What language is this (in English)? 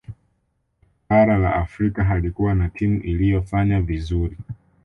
Swahili